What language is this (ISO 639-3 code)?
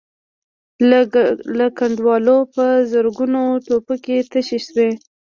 pus